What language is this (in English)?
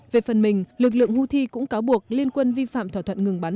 Vietnamese